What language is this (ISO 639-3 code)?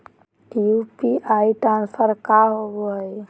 mag